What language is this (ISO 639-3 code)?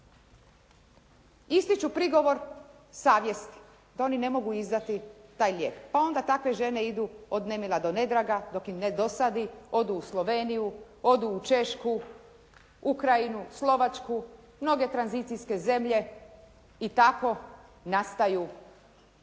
hrv